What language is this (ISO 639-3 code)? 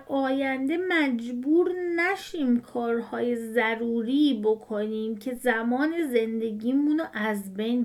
fas